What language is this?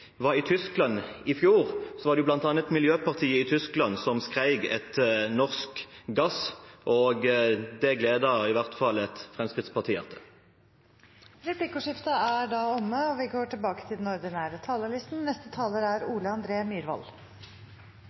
Norwegian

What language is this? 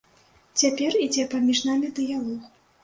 Belarusian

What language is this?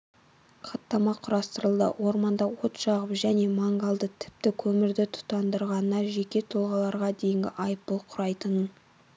Kazakh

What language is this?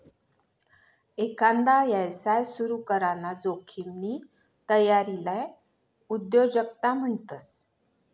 Marathi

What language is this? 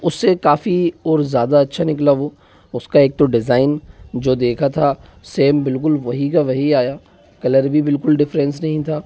Hindi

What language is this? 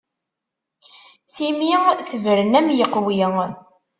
Kabyle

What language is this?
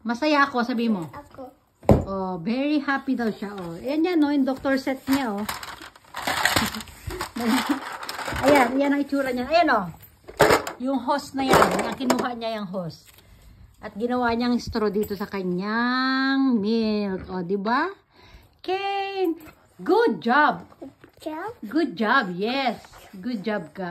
Filipino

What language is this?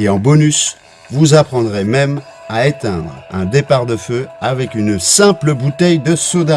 French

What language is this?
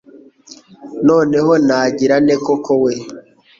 Kinyarwanda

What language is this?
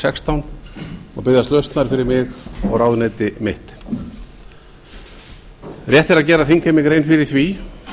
Icelandic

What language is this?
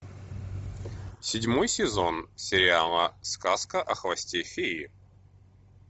Russian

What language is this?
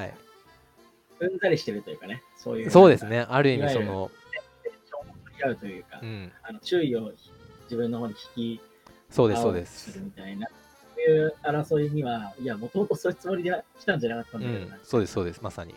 Japanese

